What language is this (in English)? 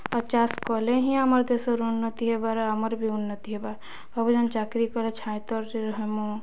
Odia